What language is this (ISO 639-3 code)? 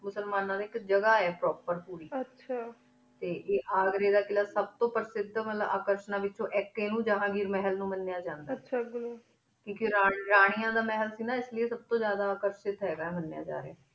pan